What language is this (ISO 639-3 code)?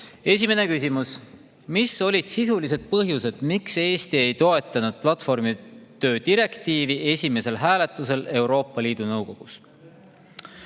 est